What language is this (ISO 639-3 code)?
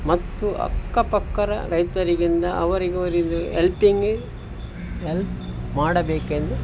kan